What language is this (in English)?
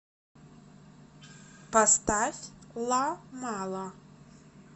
Russian